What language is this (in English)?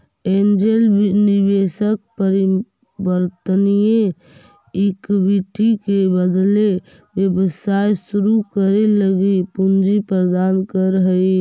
Magahi